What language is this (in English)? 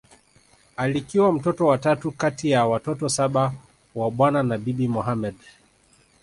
Swahili